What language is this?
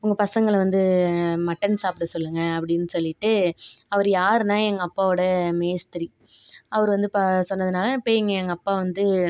Tamil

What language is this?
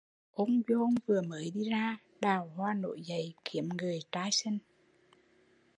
Vietnamese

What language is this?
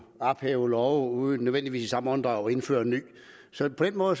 Danish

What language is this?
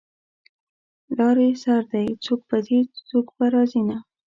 Pashto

